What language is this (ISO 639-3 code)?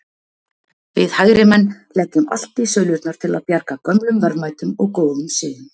isl